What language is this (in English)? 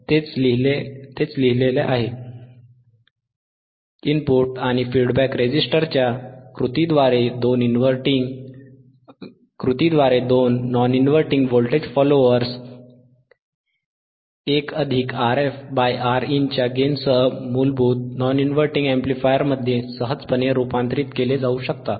Marathi